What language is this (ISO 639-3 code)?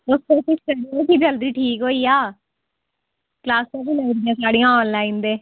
doi